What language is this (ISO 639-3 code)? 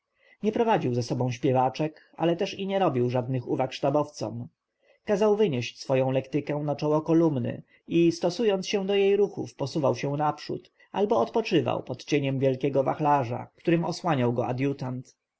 pol